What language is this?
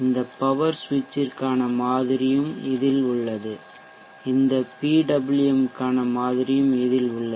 Tamil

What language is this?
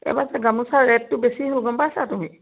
Assamese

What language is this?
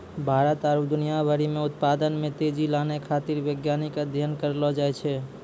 Maithili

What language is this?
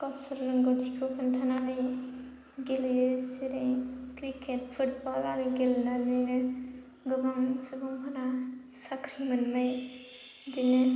Bodo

